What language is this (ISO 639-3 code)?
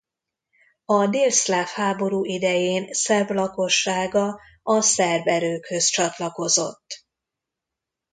hun